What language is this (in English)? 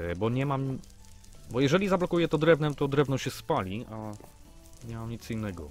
Polish